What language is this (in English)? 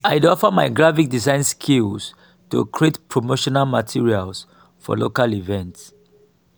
Nigerian Pidgin